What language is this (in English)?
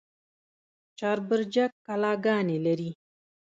Pashto